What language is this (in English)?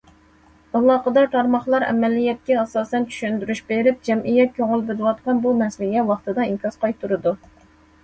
Uyghur